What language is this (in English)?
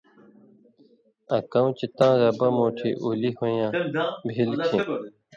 Indus Kohistani